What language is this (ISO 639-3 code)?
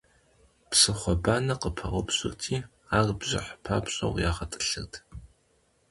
kbd